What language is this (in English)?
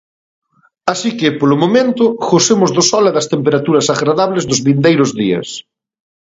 Galician